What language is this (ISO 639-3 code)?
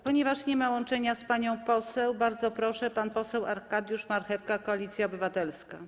pol